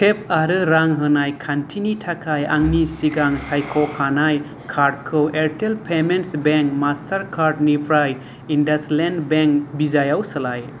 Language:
Bodo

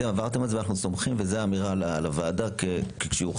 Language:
Hebrew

